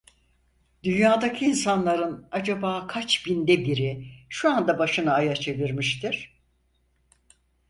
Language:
Turkish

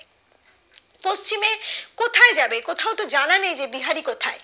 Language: Bangla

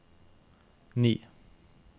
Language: Norwegian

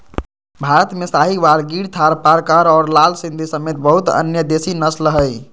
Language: Magahi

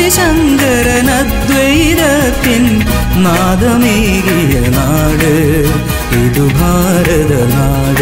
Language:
Malayalam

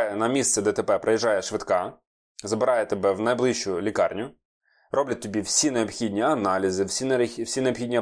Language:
Ukrainian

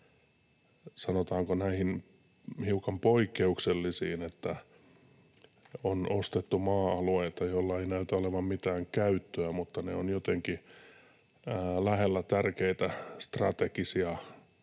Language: Finnish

